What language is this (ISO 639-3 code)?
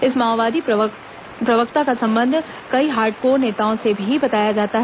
hin